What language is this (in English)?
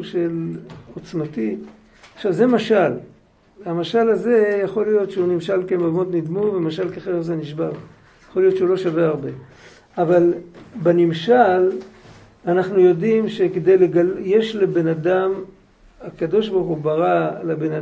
Hebrew